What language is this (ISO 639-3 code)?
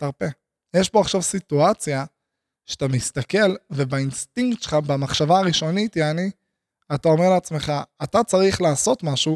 heb